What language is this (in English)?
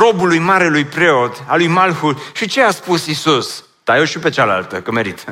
Romanian